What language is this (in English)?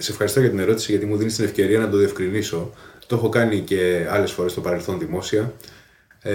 Greek